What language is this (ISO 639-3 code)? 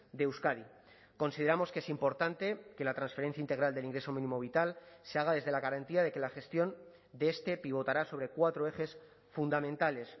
spa